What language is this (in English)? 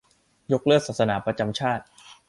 Thai